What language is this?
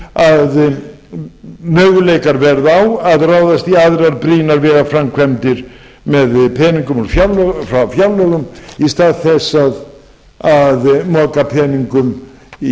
Icelandic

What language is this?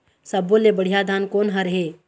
Chhattisgarhi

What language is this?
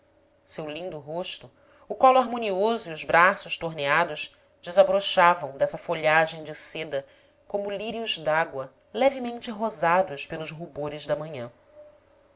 Portuguese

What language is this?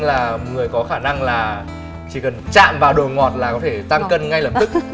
Vietnamese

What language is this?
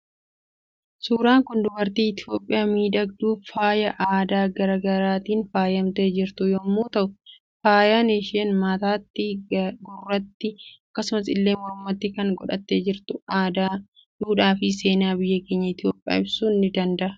Oromo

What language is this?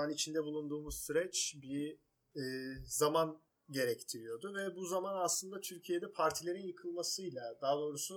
Turkish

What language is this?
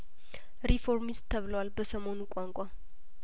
Amharic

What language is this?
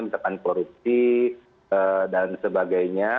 Indonesian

